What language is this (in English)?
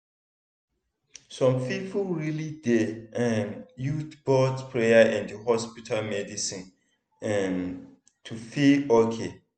Nigerian Pidgin